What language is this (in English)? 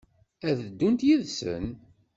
Kabyle